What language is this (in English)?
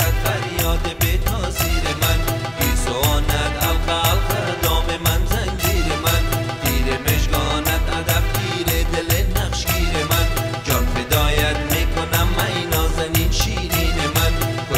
Persian